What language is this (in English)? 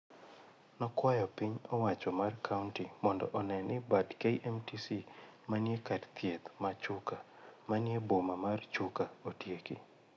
Luo (Kenya and Tanzania)